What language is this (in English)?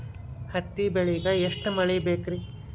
Kannada